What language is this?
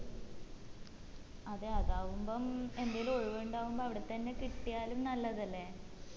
Malayalam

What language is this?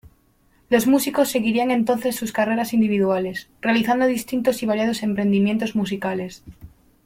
Spanish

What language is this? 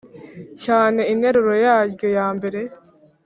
Kinyarwanda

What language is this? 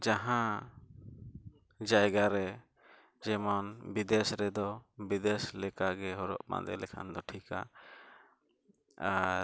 Santali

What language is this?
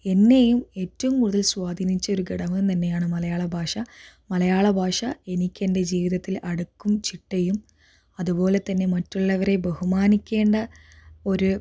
Malayalam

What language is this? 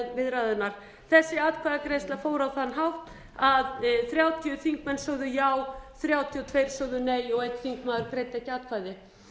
Icelandic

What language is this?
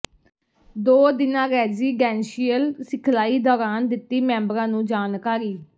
Punjabi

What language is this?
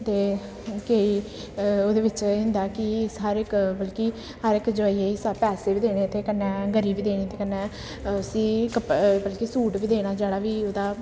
Dogri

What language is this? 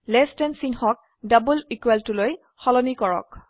Assamese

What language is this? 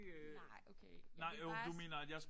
Danish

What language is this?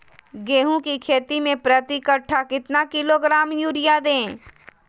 Magahi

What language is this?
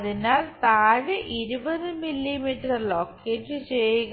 Malayalam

